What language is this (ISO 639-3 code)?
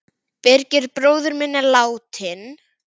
isl